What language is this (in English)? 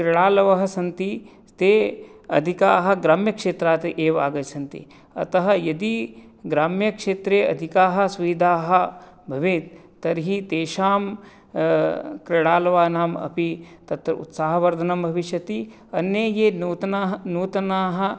Sanskrit